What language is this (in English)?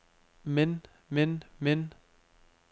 Danish